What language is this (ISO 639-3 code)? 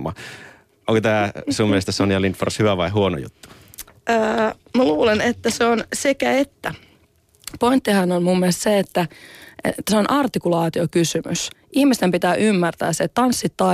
fin